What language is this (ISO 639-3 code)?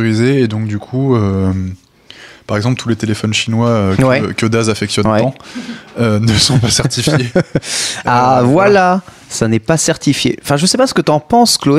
fra